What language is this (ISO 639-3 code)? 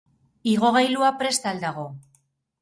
eus